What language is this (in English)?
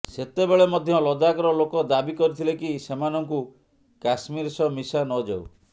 Odia